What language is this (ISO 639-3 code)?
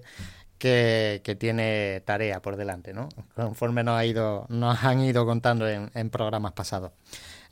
spa